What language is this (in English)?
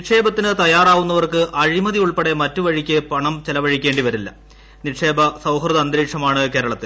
Malayalam